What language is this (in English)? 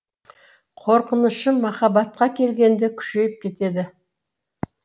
Kazakh